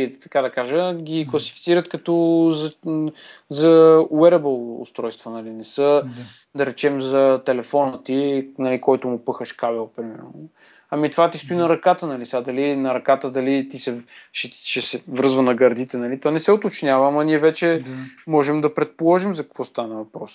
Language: Bulgarian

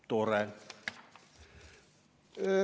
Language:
Estonian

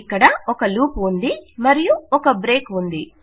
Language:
Telugu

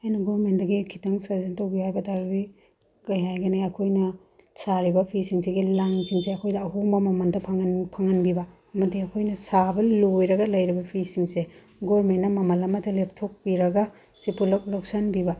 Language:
Manipuri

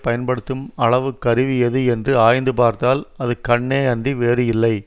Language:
Tamil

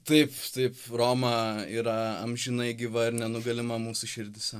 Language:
Lithuanian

